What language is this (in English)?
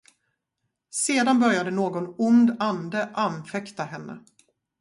Swedish